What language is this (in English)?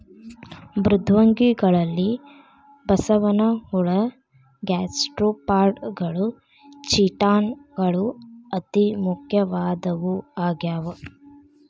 Kannada